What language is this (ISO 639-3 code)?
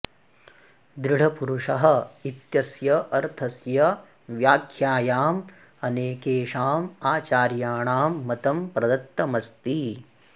san